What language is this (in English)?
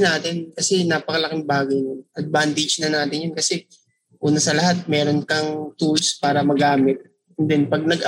Filipino